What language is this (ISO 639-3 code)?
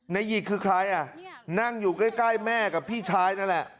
tha